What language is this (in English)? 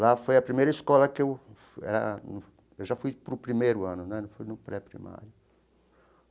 Portuguese